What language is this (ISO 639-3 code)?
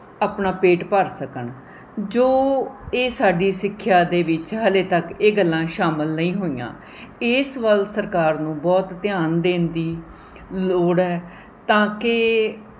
pan